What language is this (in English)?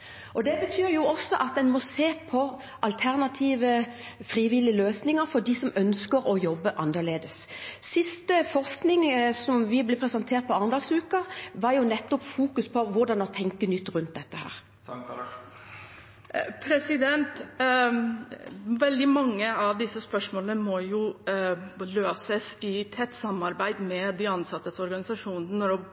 Norwegian